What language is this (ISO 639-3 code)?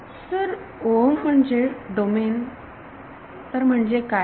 mar